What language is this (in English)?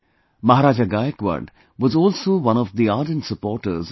English